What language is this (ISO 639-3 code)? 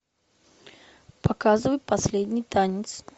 rus